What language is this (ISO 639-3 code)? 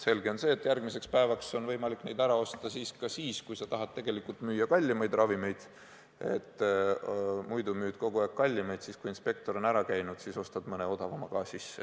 est